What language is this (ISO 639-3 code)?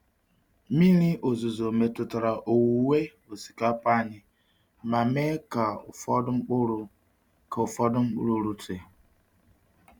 ibo